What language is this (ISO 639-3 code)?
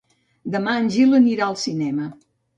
cat